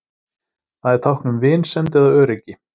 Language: Icelandic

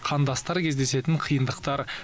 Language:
Kazakh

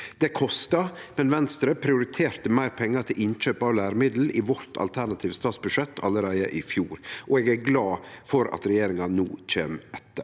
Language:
Norwegian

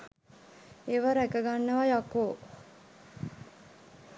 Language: Sinhala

